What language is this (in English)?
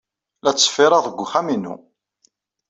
Kabyle